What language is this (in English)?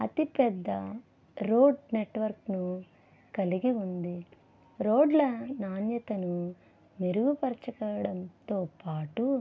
Telugu